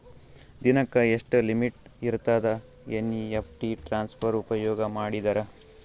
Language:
Kannada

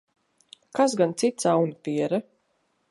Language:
Latvian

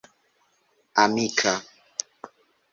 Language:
Esperanto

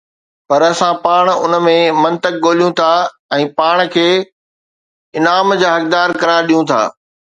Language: Sindhi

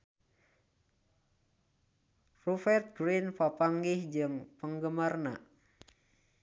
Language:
Sundanese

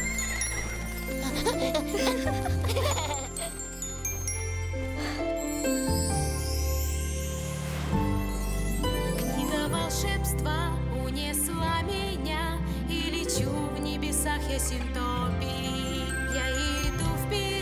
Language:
Russian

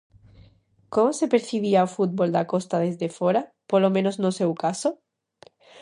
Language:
Galician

